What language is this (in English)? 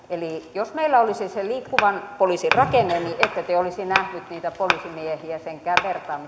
Finnish